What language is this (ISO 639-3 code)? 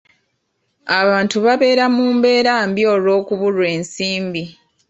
lug